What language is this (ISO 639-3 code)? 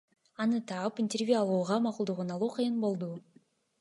kir